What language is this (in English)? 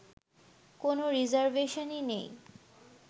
Bangla